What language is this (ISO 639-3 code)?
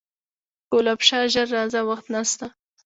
pus